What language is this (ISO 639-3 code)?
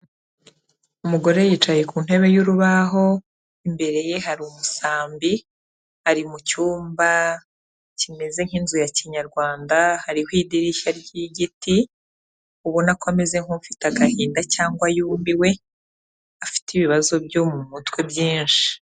kin